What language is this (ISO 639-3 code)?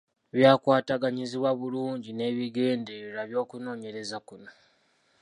lug